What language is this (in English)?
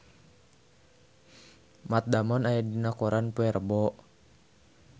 Sundanese